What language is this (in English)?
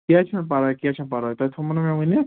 Kashmiri